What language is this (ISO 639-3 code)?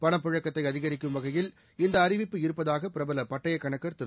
tam